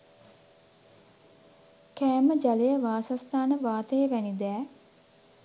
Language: Sinhala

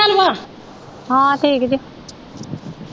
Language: Punjabi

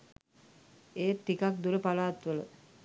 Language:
Sinhala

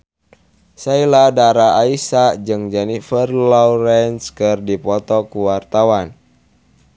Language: Sundanese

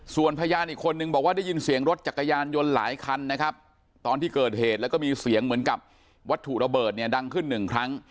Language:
Thai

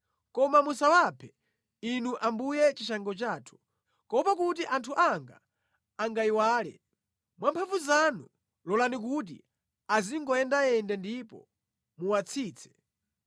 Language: Nyanja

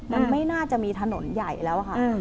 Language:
Thai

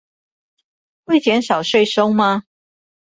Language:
Chinese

